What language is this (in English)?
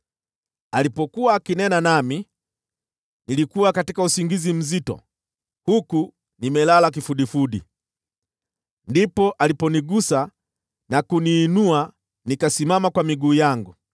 Swahili